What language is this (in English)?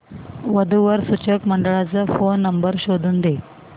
Marathi